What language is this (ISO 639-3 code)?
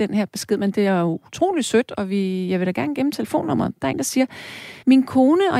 dan